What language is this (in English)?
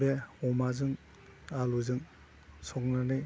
Bodo